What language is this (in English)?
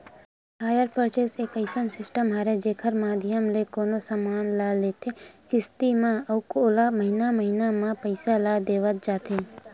Chhattisgarhi